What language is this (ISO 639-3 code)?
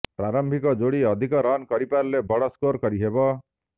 ori